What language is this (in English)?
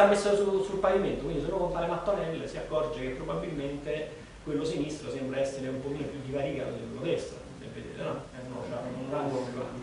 Italian